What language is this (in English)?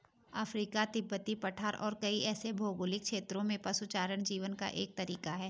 Hindi